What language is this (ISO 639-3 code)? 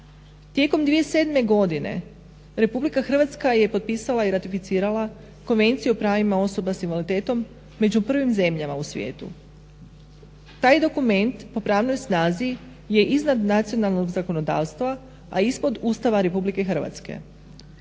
hrv